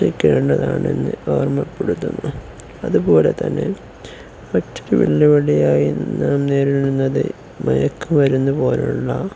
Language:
Malayalam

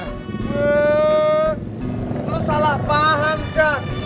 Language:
Indonesian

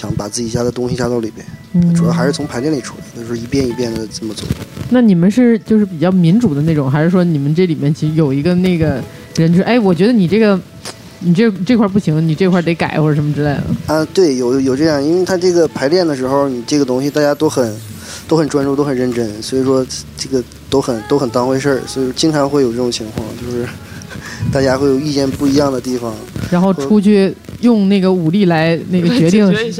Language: Chinese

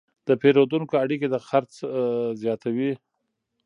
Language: Pashto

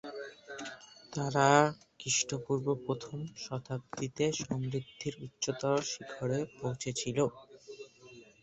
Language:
Bangla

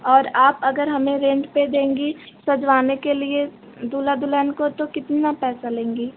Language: Hindi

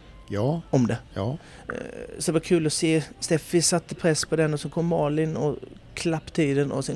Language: Swedish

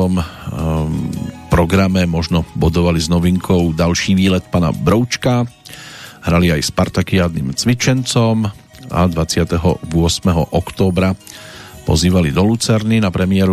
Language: Slovak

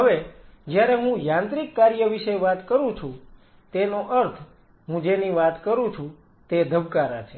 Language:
Gujarati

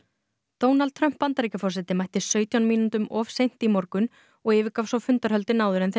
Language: Icelandic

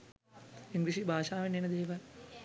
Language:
Sinhala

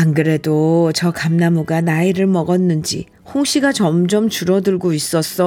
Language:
Korean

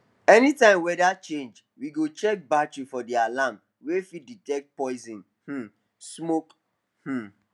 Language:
Nigerian Pidgin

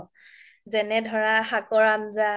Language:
Assamese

